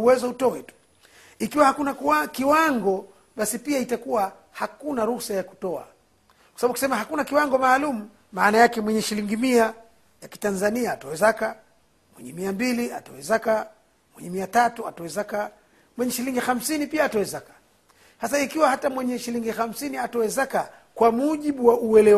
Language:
Swahili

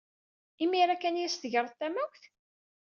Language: Kabyle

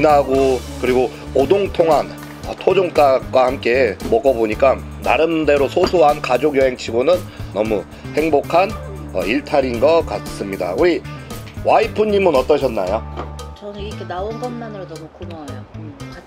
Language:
Korean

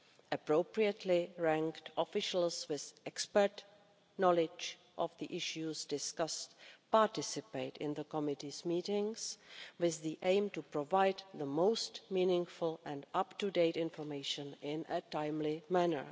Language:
English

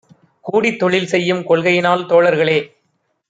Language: Tamil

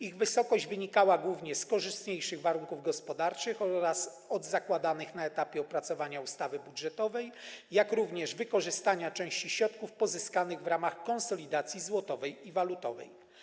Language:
Polish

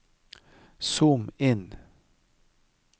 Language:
Norwegian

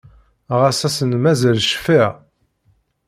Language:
Kabyle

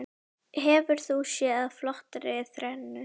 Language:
Icelandic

